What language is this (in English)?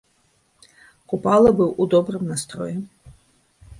Belarusian